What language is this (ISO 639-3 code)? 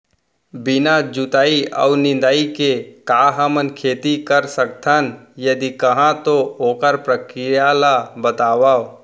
hne